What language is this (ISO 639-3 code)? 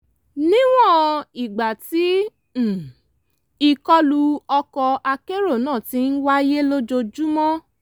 yor